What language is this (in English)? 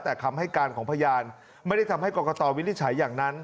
Thai